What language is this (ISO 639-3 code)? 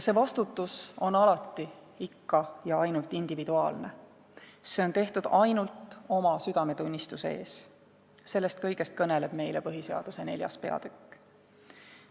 est